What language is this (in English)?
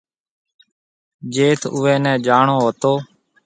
Marwari (Pakistan)